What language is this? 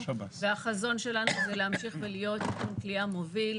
Hebrew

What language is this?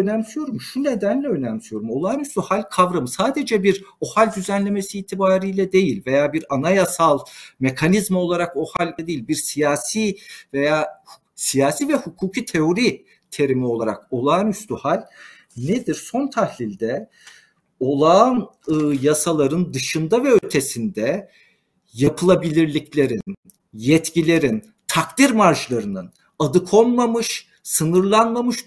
Turkish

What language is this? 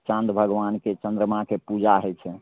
Maithili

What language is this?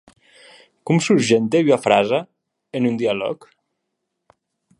Occitan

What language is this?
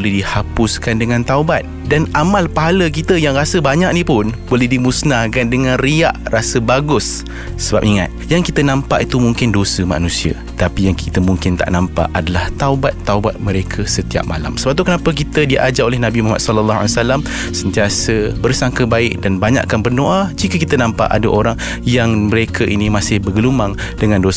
Malay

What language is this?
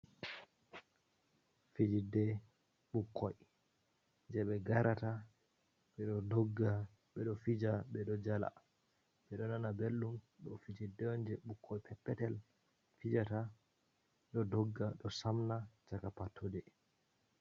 Fula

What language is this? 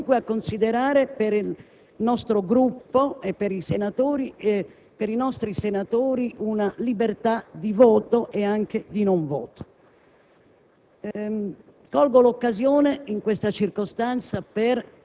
Italian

